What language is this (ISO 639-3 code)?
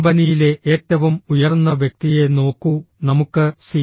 mal